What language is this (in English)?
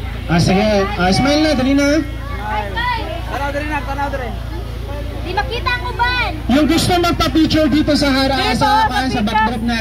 Indonesian